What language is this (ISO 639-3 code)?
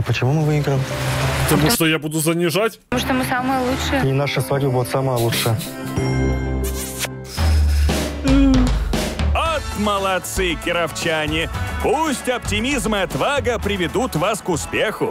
rus